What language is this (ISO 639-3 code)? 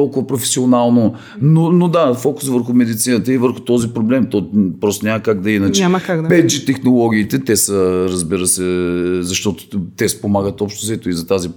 bul